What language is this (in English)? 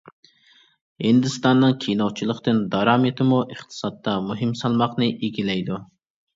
Uyghur